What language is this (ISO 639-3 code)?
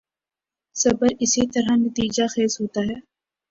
urd